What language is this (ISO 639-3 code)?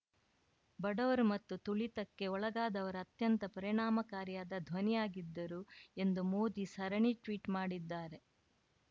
kan